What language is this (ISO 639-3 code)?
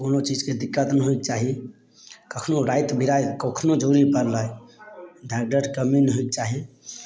mai